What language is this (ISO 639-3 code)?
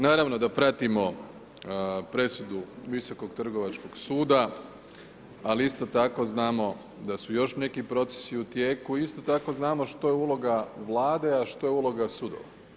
hrv